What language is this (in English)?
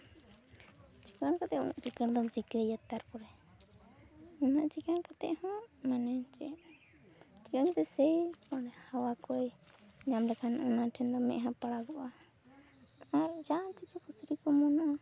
Santali